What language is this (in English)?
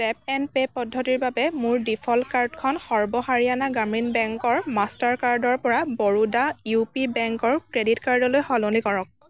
Assamese